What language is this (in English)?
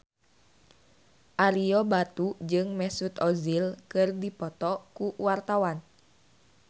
Sundanese